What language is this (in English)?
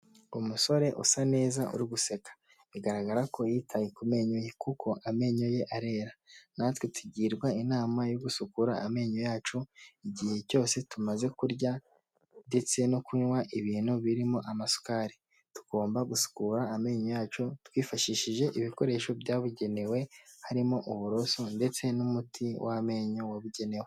Kinyarwanda